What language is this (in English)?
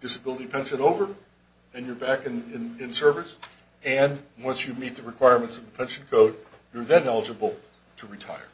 English